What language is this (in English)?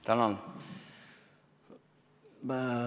Estonian